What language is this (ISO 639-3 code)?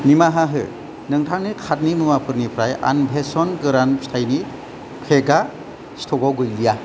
brx